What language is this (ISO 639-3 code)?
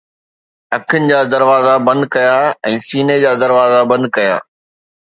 snd